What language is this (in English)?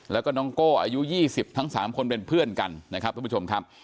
Thai